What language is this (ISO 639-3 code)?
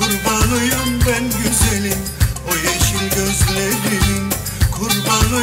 ara